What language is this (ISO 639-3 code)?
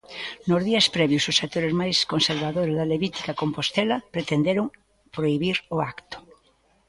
glg